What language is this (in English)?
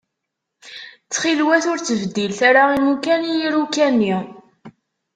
Kabyle